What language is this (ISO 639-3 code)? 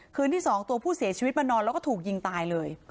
tha